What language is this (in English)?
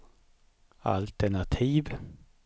Swedish